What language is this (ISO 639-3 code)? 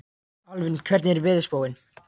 isl